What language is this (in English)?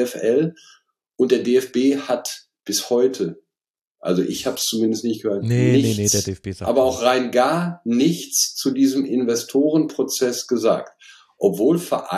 German